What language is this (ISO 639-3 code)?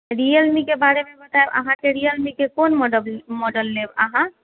mai